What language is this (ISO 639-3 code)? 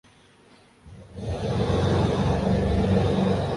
urd